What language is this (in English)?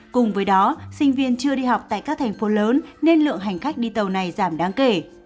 Vietnamese